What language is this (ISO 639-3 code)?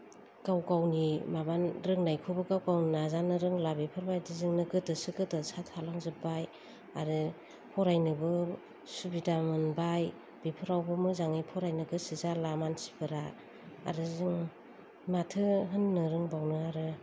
brx